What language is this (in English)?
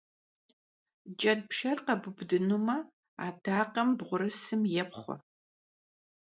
Kabardian